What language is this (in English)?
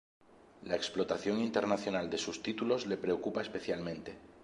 Spanish